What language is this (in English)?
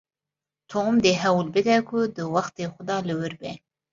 Kurdish